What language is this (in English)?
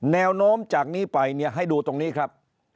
Thai